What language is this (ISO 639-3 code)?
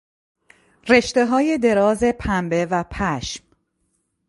fas